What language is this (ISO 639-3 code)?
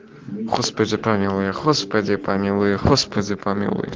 rus